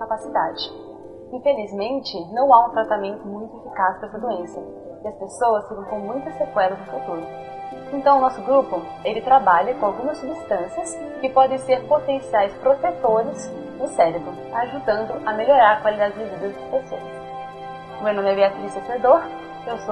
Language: Portuguese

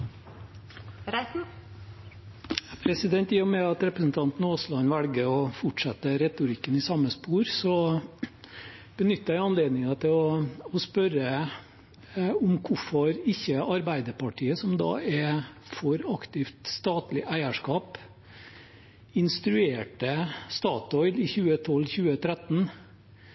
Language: Norwegian Bokmål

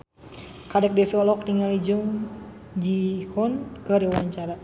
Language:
Sundanese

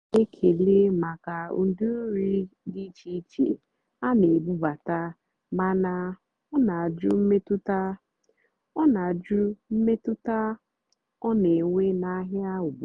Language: Igbo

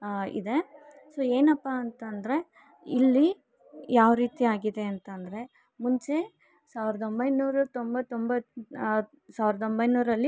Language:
Kannada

